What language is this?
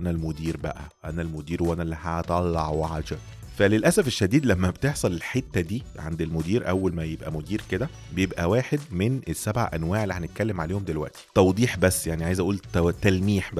Arabic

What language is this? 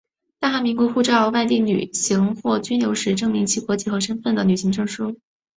Chinese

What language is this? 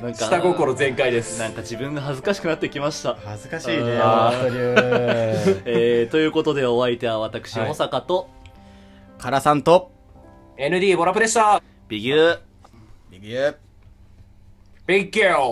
Japanese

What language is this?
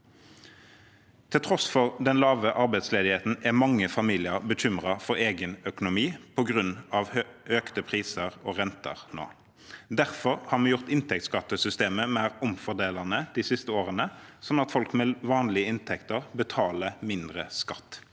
Norwegian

